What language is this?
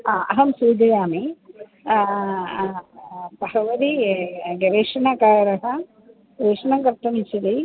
Sanskrit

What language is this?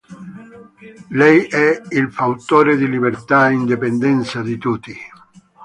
Italian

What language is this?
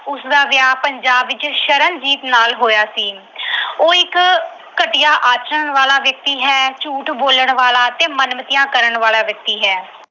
Punjabi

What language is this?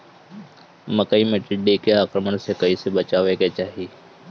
Bhojpuri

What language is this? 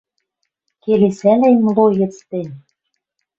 Western Mari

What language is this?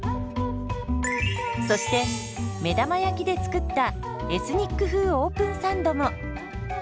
Japanese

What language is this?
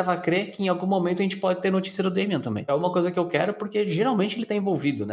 Portuguese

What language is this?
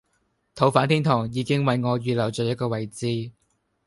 Cantonese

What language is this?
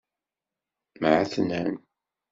Kabyle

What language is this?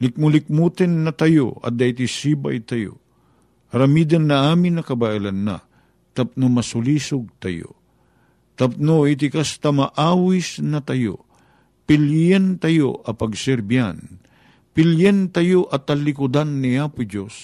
Filipino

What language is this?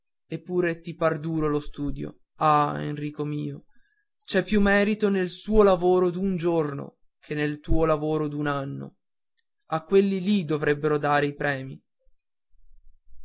Italian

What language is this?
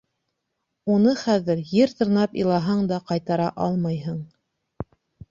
Bashkir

